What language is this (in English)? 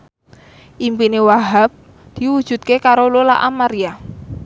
Javanese